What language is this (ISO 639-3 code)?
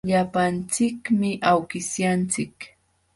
qxw